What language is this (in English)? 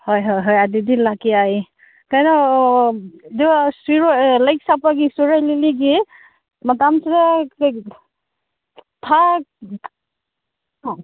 Manipuri